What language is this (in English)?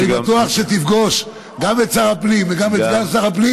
Hebrew